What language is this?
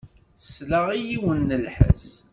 Kabyle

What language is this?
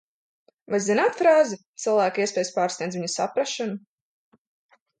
Latvian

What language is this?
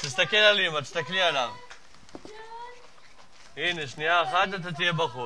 Hebrew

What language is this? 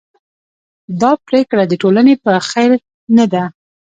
Pashto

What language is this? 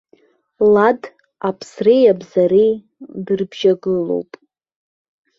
Abkhazian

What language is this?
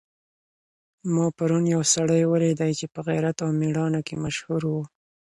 Pashto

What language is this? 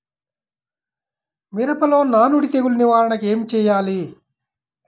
Telugu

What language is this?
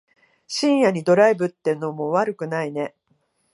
Japanese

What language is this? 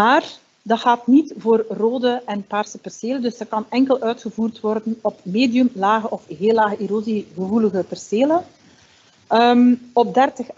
Dutch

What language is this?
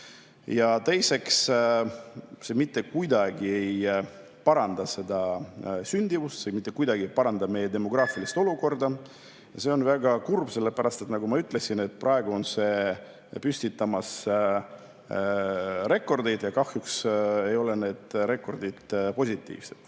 Estonian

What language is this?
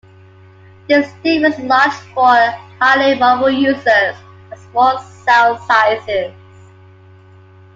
English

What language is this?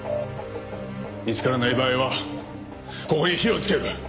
Japanese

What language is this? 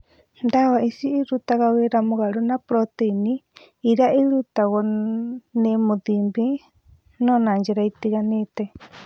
Kikuyu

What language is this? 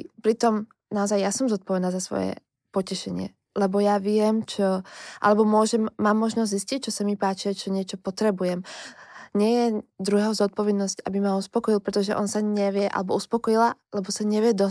Slovak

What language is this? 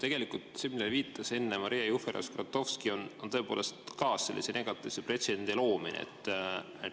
Estonian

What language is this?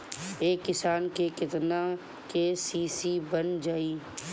Bhojpuri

